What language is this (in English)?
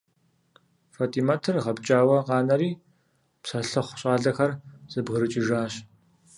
Kabardian